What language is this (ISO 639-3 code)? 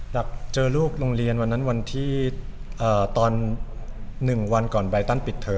tha